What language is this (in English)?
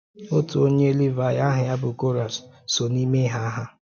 Igbo